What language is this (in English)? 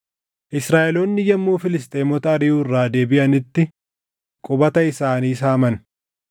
Oromo